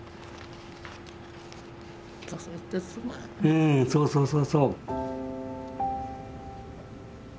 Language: Japanese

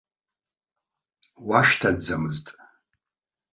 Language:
Abkhazian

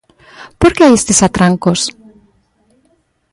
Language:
Galician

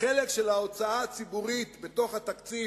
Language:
Hebrew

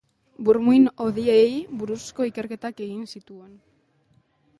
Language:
Basque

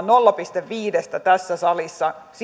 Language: Finnish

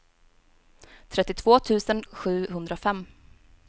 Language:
Swedish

